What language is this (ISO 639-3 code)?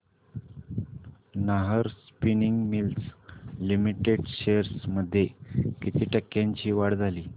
mar